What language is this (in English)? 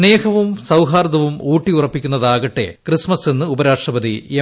Malayalam